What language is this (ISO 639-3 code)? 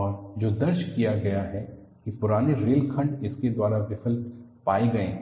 hin